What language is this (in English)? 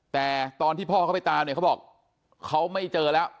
Thai